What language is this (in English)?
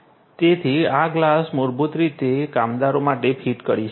Gujarati